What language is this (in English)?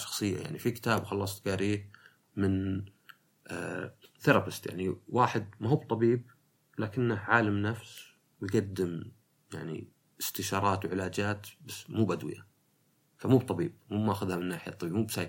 Arabic